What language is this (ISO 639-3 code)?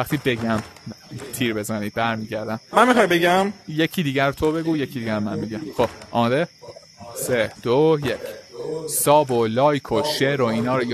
fas